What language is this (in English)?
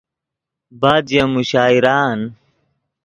Yidgha